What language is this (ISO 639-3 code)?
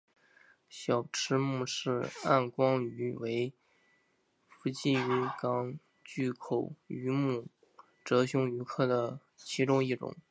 zho